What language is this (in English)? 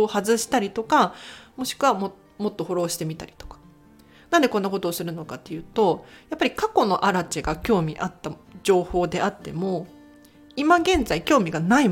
Japanese